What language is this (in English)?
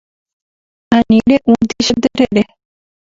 Guarani